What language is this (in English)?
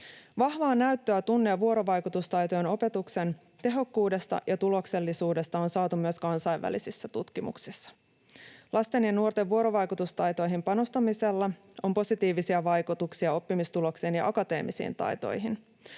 Finnish